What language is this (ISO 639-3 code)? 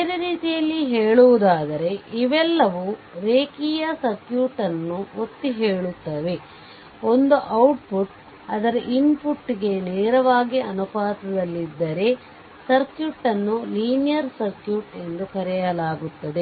kan